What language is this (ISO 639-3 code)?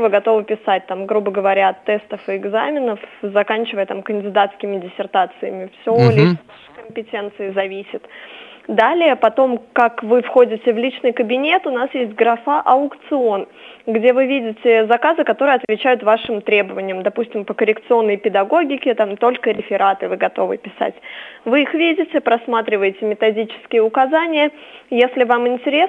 rus